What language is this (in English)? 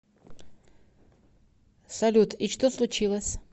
Russian